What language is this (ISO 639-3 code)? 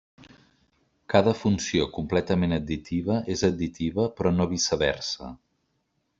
cat